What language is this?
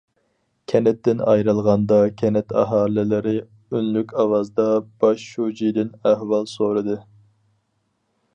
Uyghur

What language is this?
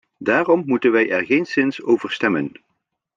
Dutch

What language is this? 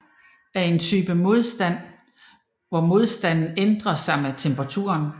Danish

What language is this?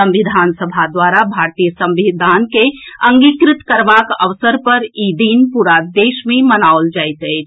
Maithili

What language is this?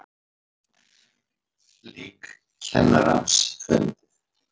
Icelandic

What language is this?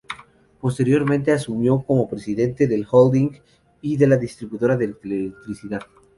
Spanish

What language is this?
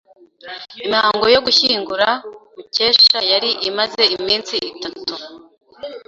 Kinyarwanda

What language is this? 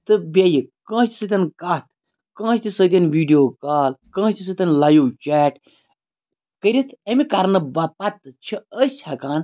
Kashmiri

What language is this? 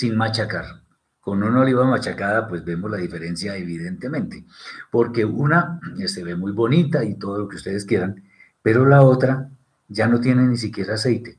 Spanish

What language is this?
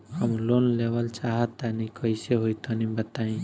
Bhojpuri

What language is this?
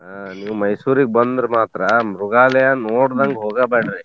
Kannada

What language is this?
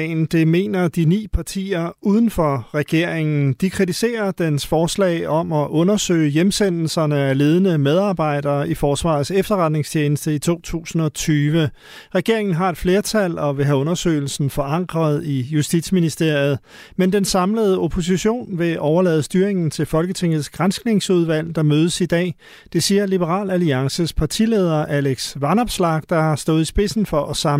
Danish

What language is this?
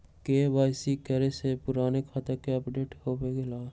Magahi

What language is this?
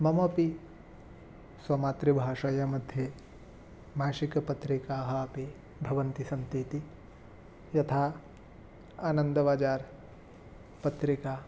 Sanskrit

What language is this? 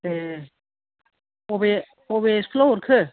Bodo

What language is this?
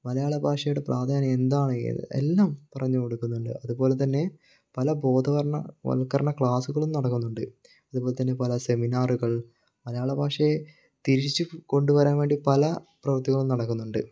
Malayalam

